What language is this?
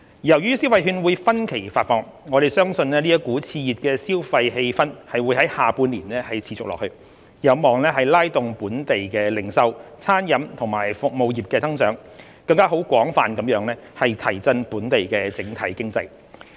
Cantonese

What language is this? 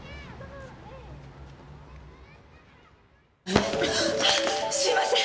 Japanese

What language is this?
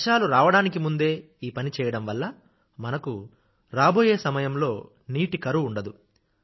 Telugu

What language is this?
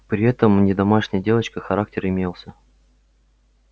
Russian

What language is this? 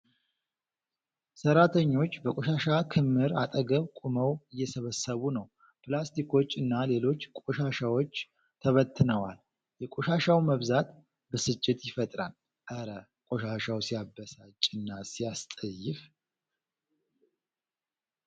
Amharic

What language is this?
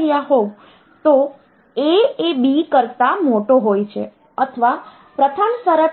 Gujarati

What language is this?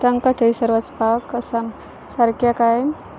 Konkani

